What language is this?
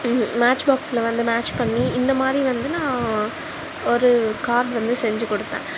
Tamil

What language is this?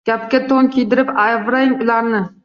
Uzbek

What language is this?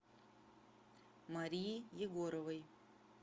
Russian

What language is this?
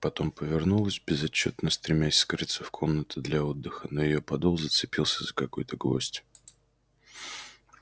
Russian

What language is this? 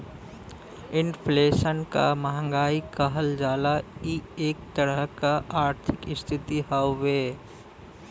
Bhojpuri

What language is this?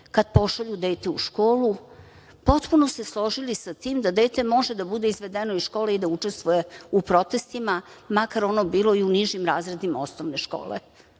Serbian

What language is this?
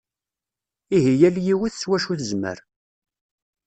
Kabyle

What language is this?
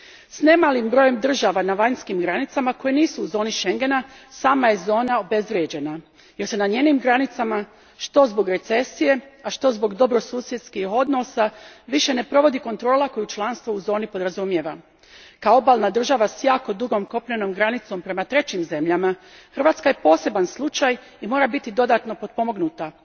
Croatian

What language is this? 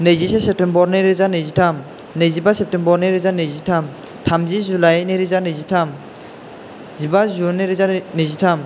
Bodo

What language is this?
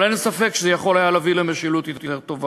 Hebrew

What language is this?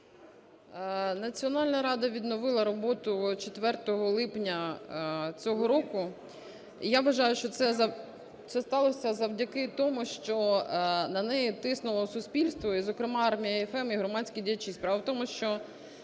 Ukrainian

